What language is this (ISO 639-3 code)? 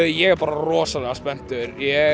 isl